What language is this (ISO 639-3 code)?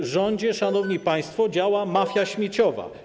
pol